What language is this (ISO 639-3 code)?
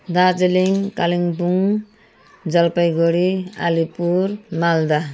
nep